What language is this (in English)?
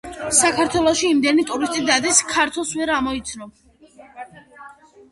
Georgian